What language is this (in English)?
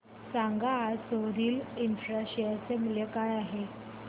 Marathi